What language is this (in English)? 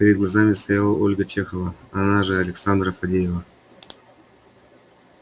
Russian